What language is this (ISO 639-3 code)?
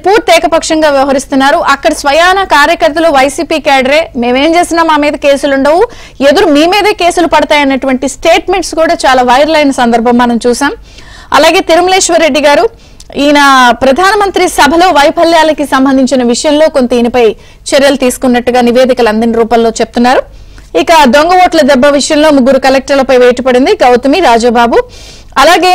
tel